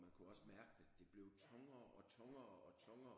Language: Danish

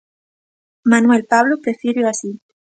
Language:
Galician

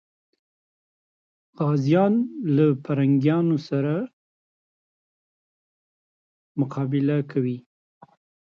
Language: Pashto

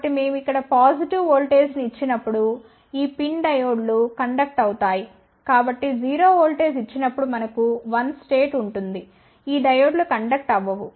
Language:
Telugu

